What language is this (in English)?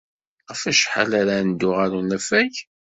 Kabyle